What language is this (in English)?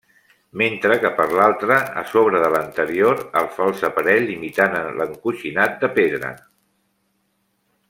Catalan